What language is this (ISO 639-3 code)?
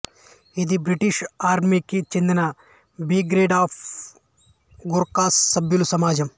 tel